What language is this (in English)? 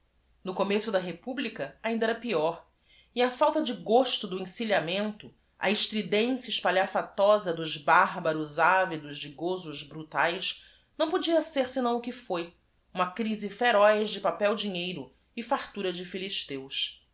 Portuguese